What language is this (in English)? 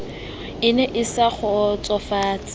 Southern Sotho